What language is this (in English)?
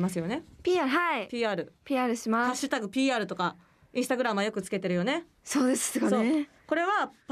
Japanese